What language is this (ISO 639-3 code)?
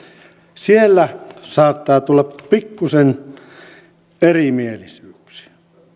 fin